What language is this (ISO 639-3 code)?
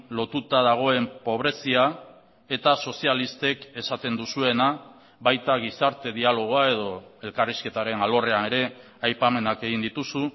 eus